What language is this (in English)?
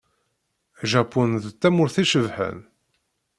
Kabyle